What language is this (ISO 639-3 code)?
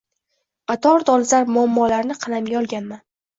uzb